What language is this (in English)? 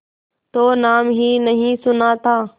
Hindi